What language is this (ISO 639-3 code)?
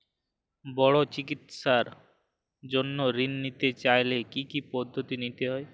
ben